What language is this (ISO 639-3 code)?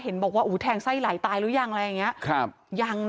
tha